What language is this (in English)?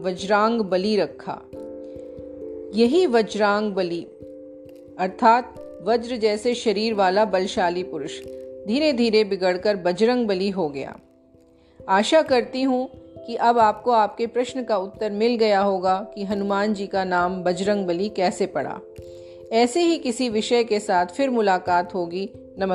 Hindi